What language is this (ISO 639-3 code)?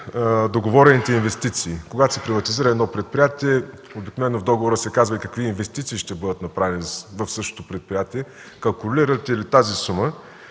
bul